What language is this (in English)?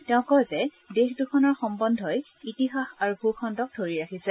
Assamese